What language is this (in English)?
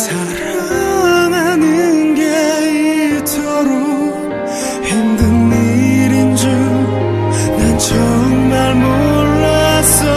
Greek